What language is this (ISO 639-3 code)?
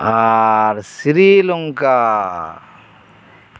sat